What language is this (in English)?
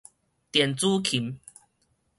Min Nan Chinese